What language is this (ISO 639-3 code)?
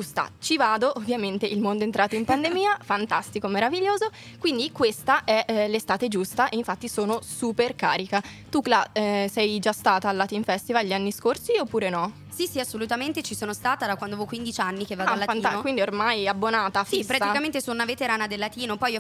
ita